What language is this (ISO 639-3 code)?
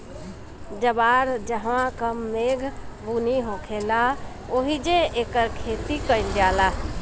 bho